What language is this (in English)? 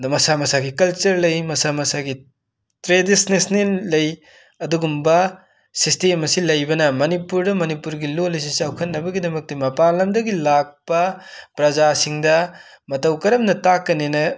Manipuri